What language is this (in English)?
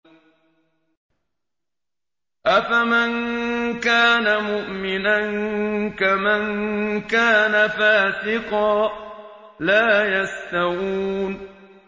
Arabic